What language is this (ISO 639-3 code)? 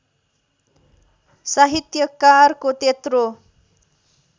nep